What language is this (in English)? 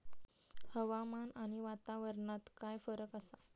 Marathi